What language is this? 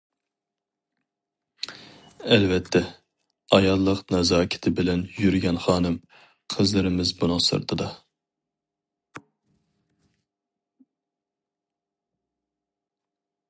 Uyghur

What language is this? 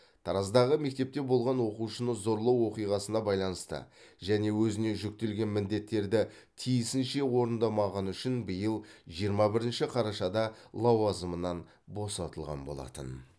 Kazakh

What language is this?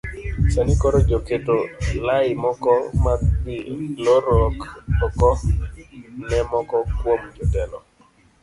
Luo (Kenya and Tanzania)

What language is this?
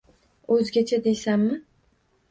Uzbek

